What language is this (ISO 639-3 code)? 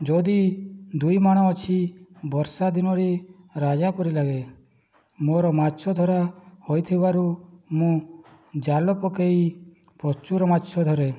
ori